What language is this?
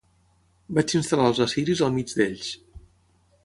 Catalan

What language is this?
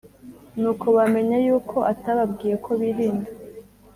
Kinyarwanda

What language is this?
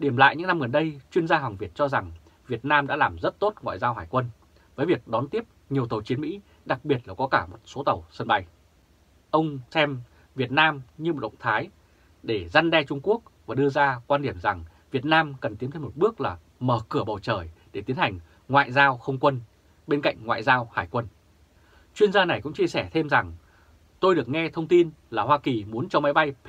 Vietnamese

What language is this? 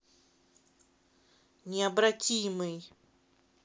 Russian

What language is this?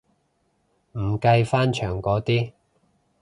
Cantonese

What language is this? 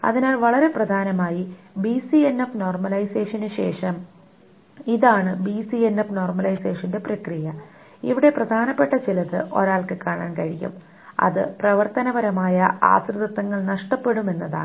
Malayalam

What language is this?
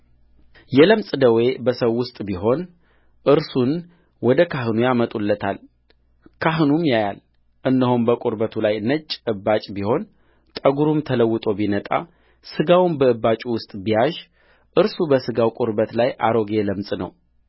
Amharic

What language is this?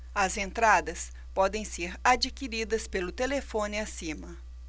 Portuguese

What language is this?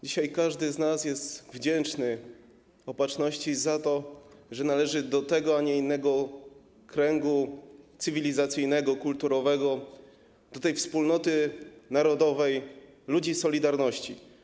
Polish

